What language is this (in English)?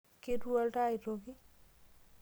Masai